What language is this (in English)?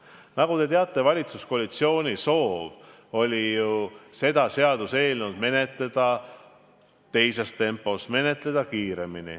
Estonian